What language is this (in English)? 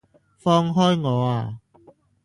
Cantonese